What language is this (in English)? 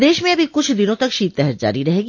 Hindi